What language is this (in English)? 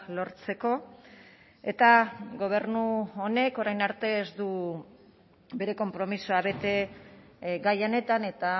Basque